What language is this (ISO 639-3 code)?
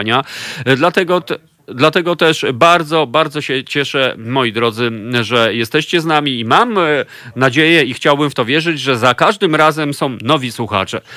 pol